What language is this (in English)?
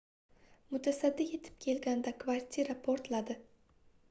Uzbek